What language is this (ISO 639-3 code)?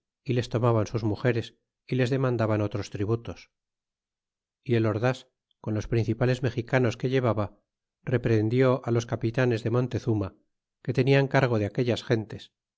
spa